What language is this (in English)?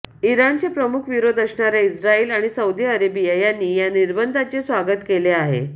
Marathi